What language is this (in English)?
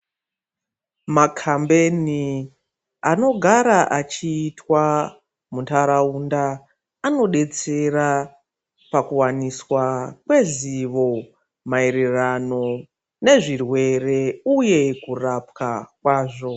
Ndau